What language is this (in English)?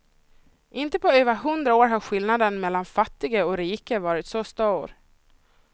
Swedish